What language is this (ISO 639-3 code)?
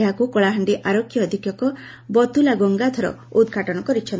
ori